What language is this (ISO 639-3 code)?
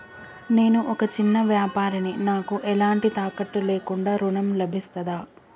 tel